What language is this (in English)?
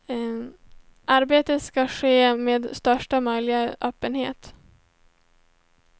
Swedish